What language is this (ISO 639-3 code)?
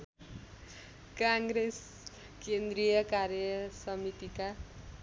nep